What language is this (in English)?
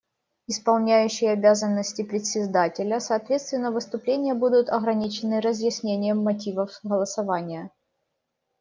Russian